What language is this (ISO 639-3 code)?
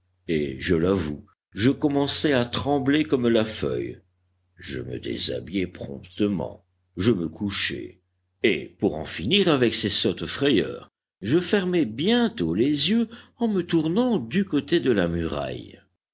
fra